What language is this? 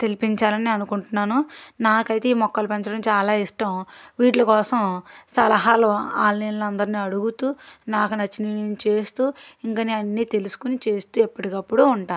Telugu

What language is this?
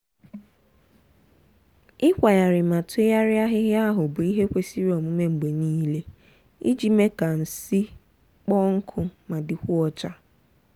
Igbo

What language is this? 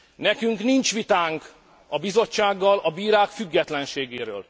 Hungarian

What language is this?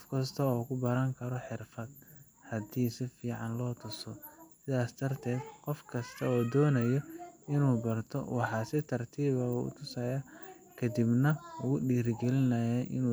Somali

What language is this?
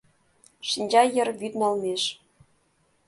Mari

